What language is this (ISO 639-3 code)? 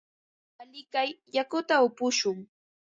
qva